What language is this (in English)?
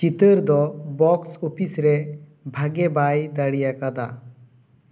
Santali